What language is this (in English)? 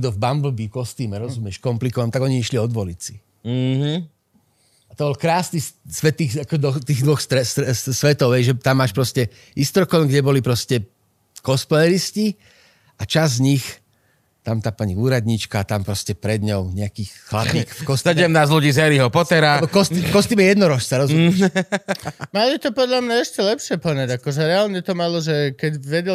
Slovak